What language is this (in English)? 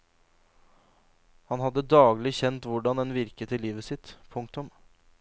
Norwegian